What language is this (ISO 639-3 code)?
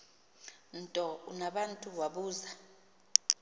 xho